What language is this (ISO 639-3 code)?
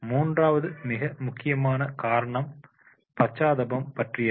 tam